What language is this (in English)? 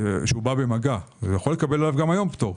Hebrew